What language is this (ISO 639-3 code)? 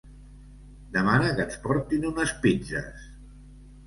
cat